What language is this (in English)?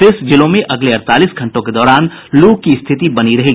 Hindi